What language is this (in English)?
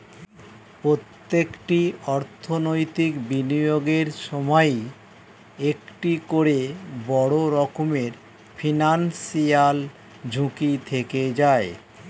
Bangla